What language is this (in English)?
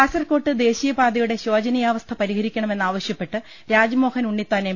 Malayalam